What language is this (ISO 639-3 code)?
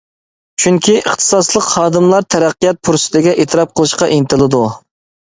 uig